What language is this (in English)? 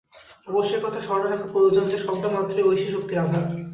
Bangla